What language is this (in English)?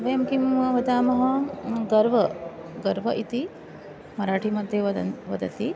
Sanskrit